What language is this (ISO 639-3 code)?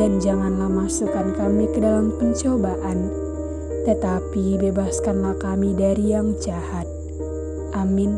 ind